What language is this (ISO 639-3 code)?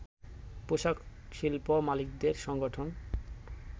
ben